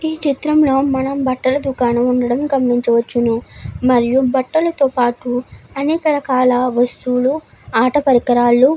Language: Telugu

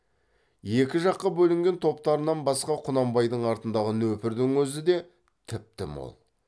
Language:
Kazakh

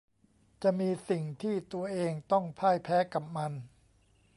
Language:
Thai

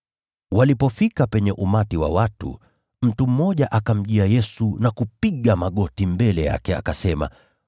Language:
Swahili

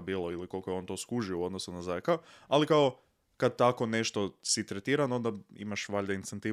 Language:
Croatian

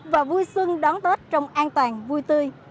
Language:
Vietnamese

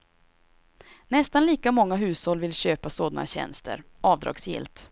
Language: Swedish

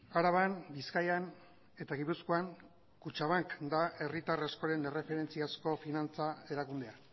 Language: Basque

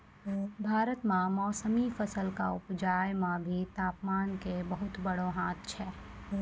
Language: Maithili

